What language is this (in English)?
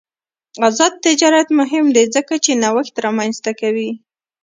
Pashto